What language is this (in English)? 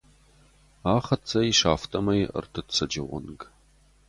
Ossetic